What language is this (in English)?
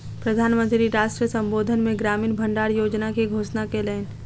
Maithili